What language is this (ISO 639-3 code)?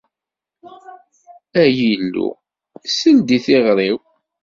kab